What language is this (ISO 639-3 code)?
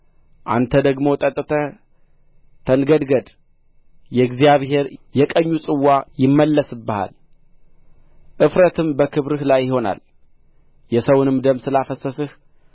amh